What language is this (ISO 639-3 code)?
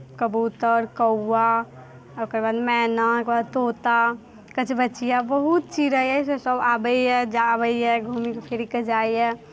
mai